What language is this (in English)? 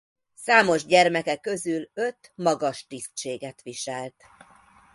Hungarian